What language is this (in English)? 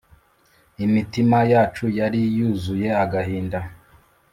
Kinyarwanda